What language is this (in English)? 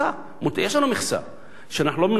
Hebrew